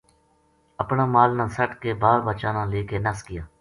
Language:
Gujari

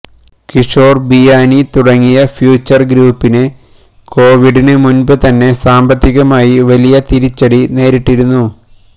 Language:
Malayalam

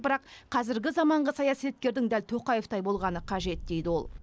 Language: Kazakh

